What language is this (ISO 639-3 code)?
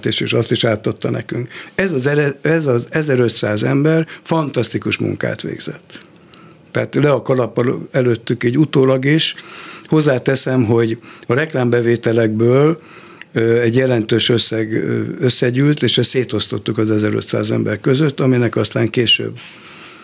hun